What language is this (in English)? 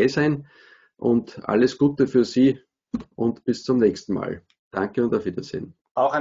German